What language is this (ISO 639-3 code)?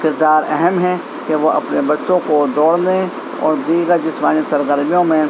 urd